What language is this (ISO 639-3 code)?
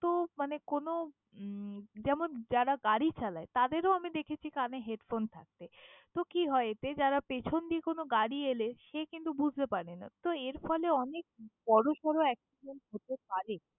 ben